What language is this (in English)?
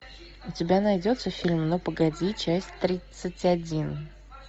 Russian